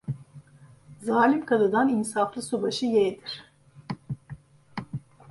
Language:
Turkish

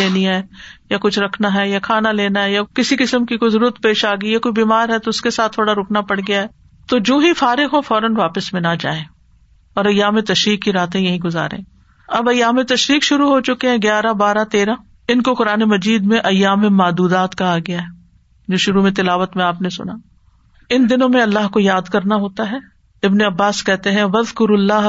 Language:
Urdu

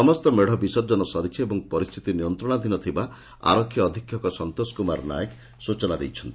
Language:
Odia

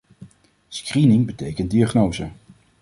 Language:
Dutch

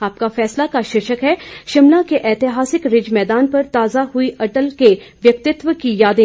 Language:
Hindi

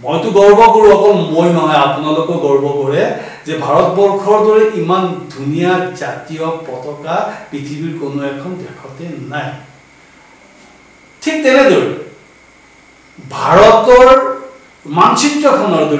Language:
Korean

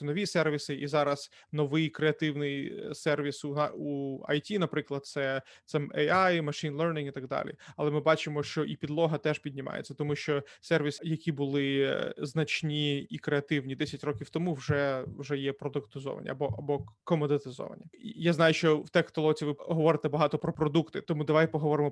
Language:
Ukrainian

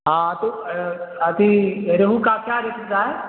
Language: Urdu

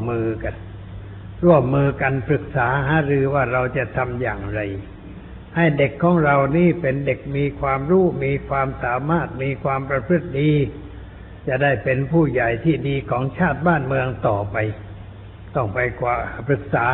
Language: Thai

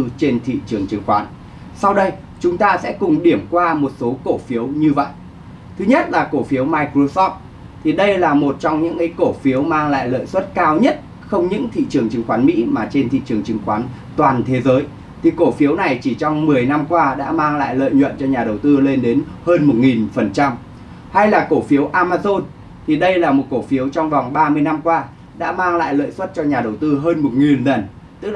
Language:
Vietnamese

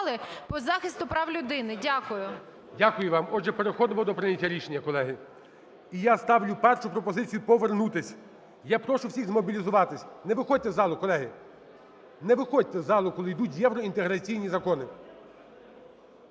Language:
Ukrainian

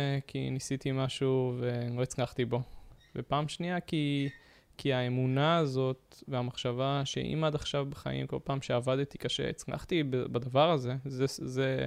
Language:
Hebrew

